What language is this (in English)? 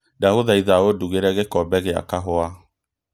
Kikuyu